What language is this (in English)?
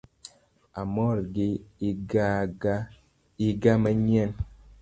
Luo (Kenya and Tanzania)